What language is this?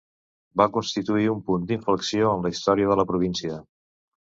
Catalan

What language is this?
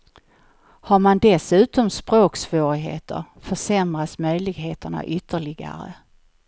Swedish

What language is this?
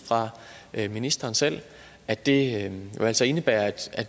Danish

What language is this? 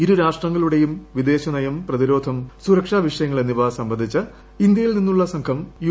Malayalam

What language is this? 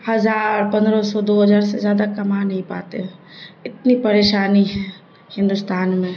Urdu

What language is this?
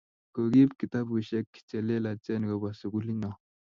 Kalenjin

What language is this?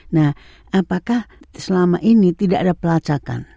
Indonesian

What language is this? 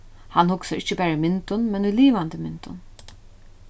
Faroese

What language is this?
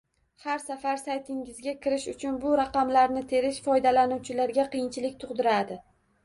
Uzbek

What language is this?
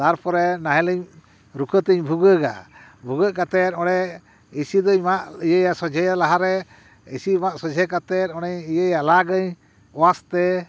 Santali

